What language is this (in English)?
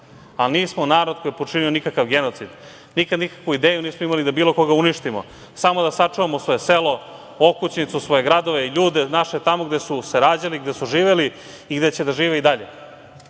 Serbian